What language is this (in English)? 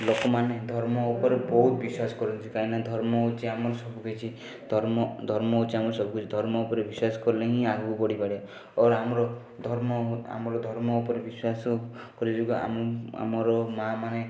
Odia